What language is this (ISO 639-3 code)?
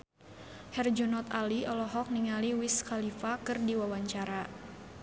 sun